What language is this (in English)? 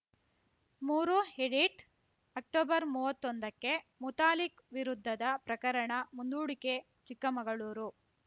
Kannada